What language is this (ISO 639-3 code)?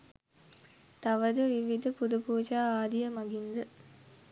sin